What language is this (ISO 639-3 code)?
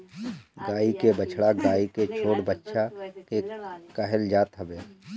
bho